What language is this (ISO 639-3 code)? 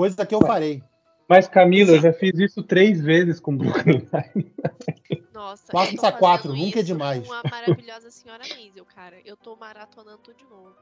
por